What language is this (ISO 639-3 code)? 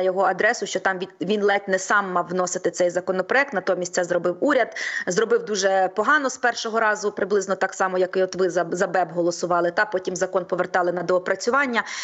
ukr